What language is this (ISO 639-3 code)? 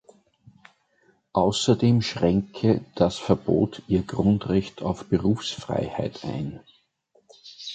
deu